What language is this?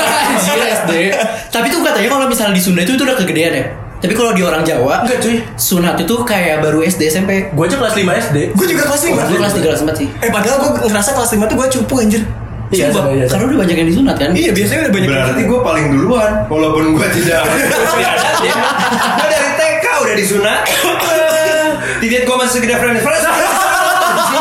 Indonesian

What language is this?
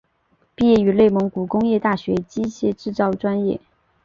Chinese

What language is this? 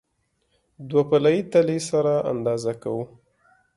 Pashto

